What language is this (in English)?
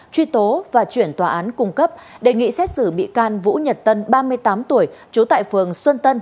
Vietnamese